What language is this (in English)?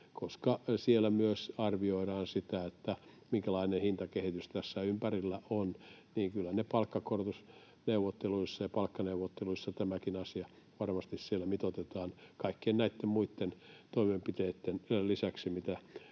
Finnish